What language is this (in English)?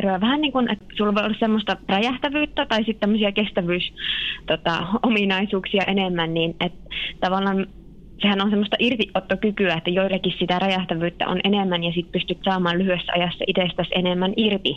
Finnish